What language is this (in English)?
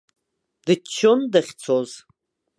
Abkhazian